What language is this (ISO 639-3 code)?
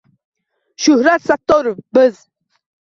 uzb